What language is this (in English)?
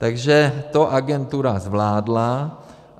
Czech